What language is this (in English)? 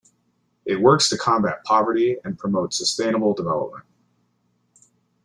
English